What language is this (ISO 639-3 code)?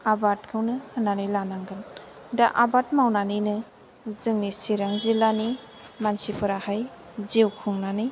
brx